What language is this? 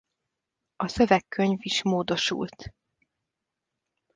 Hungarian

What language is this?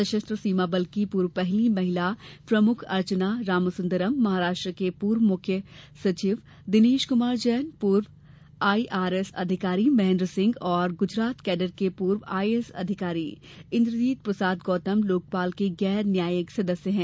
Hindi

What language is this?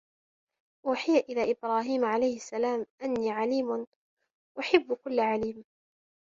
Arabic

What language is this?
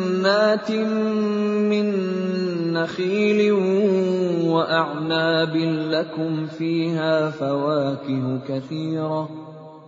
Arabic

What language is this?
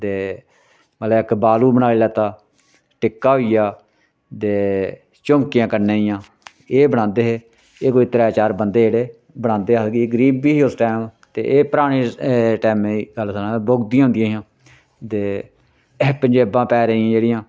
Dogri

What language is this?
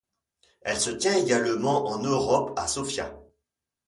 French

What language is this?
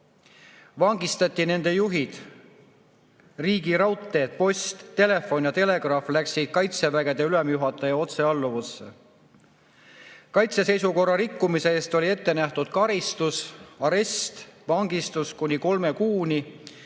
Estonian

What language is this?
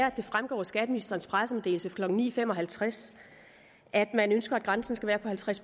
Danish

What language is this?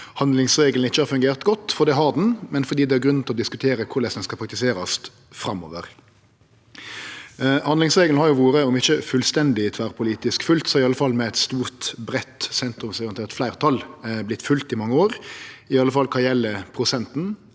Norwegian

